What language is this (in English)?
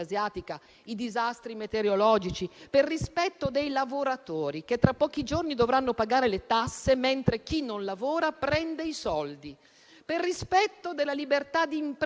Italian